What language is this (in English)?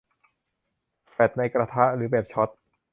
Thai